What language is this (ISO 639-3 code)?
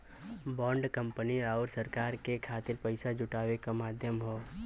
bho